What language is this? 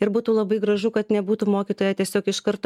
Lithuanian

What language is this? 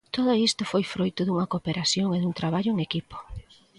Galician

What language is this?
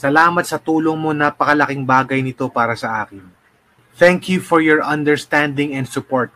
Filipino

